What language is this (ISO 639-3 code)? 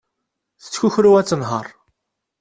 kab